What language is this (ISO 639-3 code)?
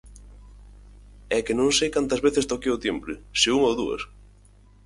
glg